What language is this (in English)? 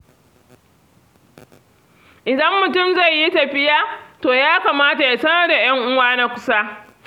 Hausa